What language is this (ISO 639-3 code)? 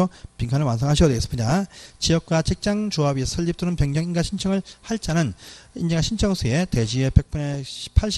kor